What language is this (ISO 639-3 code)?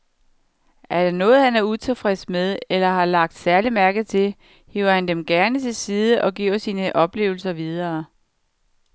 dan